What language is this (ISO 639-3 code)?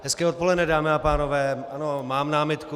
ces